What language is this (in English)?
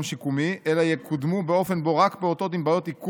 Hebrew